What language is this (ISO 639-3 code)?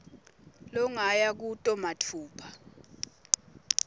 ssw